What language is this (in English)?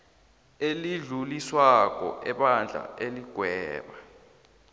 South Ndebele